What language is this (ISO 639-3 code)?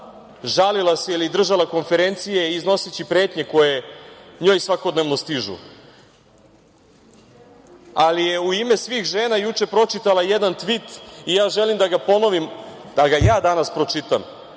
srp